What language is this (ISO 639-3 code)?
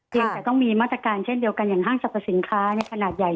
tha